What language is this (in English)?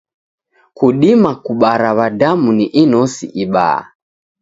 Taita